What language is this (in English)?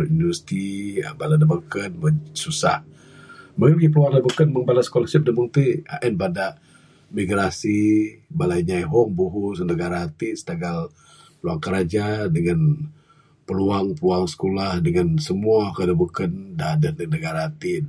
Bukar-Sadung Bidayuh